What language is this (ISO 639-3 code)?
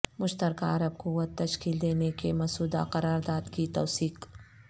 urd